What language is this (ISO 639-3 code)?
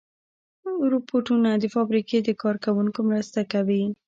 pus